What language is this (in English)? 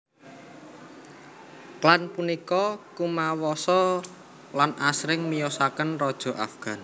Javanese